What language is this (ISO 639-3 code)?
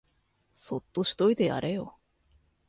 jpn